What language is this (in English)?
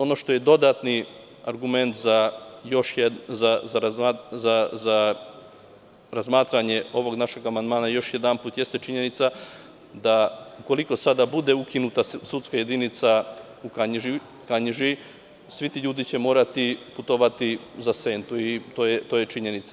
Serbian